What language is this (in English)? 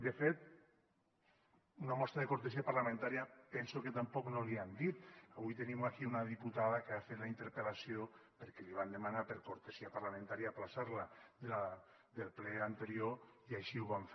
Catalan